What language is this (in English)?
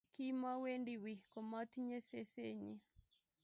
Kalenjin